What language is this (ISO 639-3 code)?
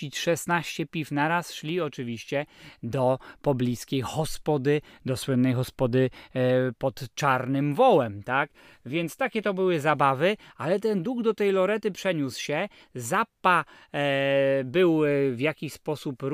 pol